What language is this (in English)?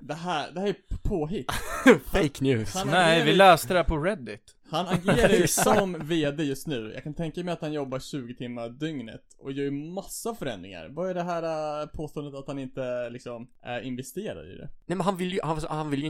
Swedish